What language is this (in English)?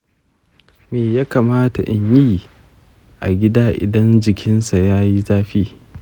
Hausa